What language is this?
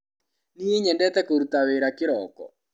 Kikuyu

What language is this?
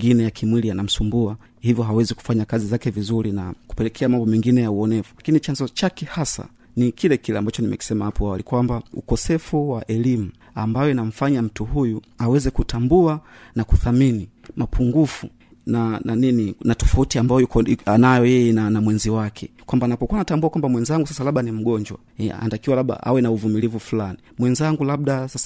Swahili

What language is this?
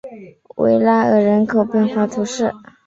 Chinese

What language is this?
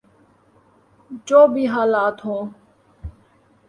Urdu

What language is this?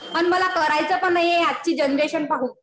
Marathi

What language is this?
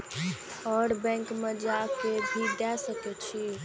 Maithili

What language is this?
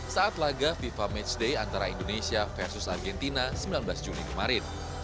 Indonesian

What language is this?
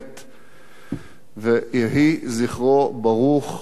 Hebrew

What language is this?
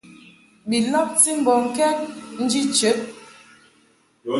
Mungaka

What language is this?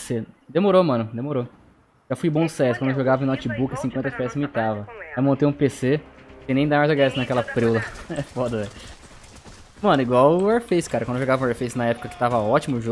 Portuguese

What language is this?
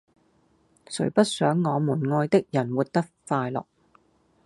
Cantonese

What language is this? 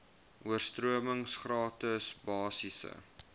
Afrikaans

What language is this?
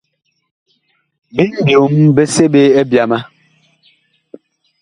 Bakoko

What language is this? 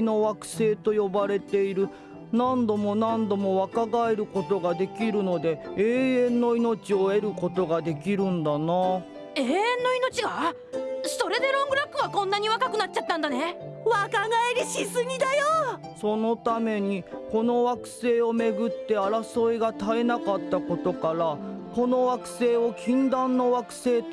Japanese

